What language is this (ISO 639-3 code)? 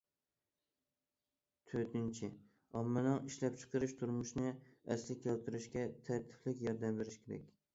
uig